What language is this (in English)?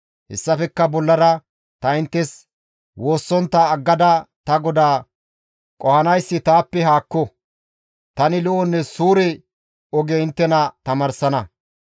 Gamo